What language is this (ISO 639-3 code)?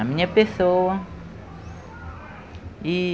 por